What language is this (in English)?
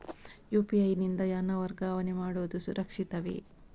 Kannada